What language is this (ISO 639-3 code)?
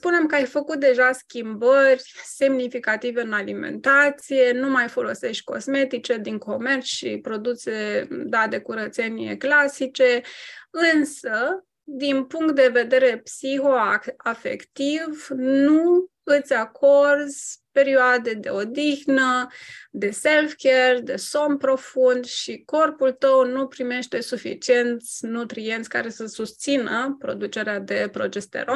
ron